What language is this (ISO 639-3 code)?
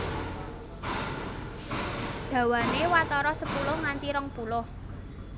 jav